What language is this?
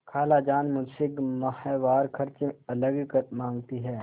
Hindi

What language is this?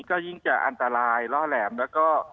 Thai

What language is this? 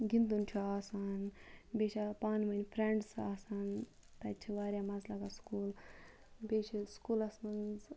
Kashmiri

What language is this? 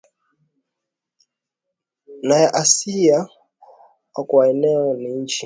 Swahili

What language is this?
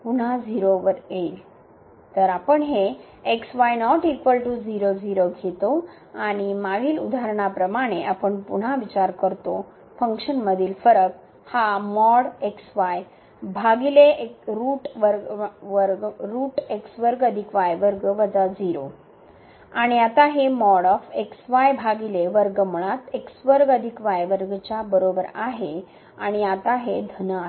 Marathi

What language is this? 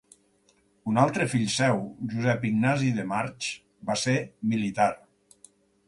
Catalan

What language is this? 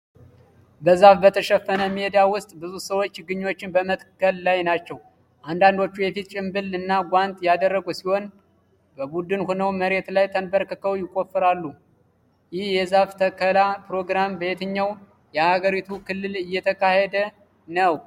Amharic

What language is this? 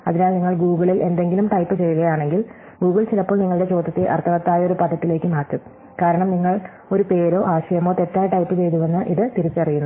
Malayalam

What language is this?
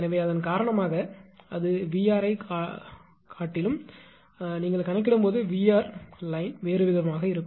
Tamil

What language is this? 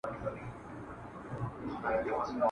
Pashto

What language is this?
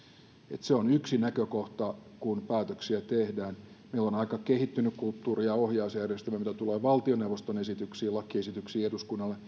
Finnish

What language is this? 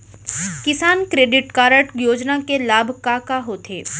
Chhattisgarhi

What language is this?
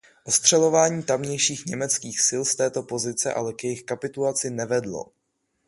Czech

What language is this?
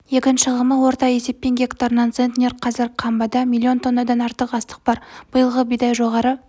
Kazakh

